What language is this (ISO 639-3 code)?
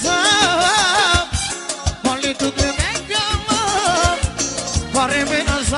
ara